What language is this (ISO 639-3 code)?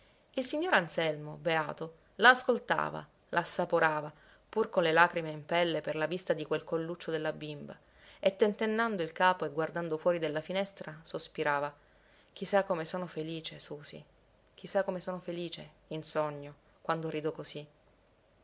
ita